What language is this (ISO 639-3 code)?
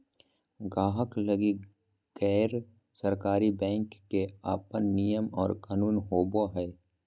mag